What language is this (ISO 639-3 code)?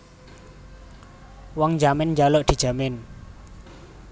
jav